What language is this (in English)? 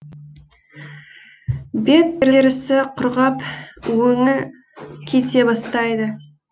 Kazakh